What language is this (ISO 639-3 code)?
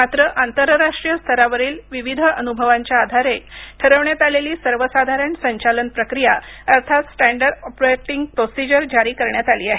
mar